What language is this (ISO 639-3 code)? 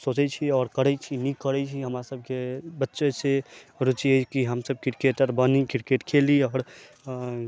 mai